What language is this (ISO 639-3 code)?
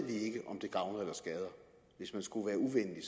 dan